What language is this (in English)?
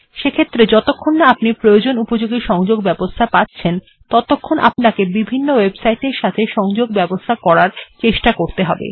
Bangla